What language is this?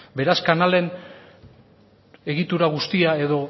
Basque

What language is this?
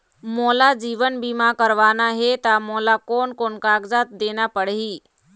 Chhattisgarhi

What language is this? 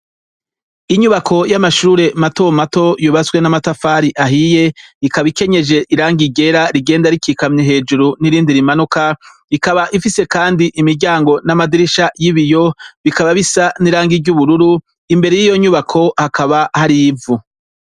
Rundi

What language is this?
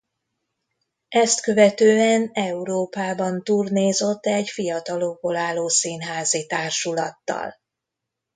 Hungarian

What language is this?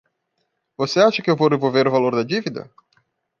Portuguese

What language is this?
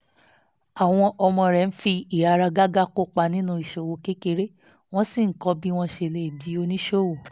Yoruba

